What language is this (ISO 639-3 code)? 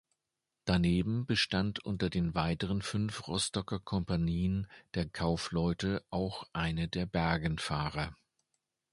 deu